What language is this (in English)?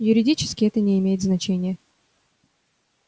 Russian